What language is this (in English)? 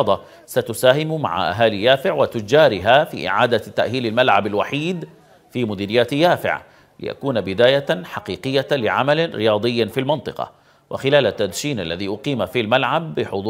Arabic